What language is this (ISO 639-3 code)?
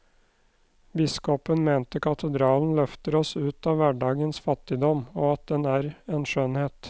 nor